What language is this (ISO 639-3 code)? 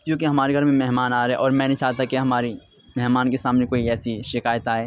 urd